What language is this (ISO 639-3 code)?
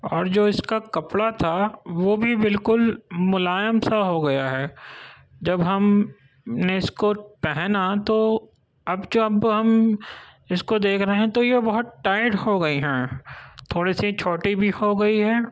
urd